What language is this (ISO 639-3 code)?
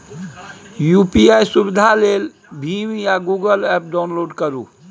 mai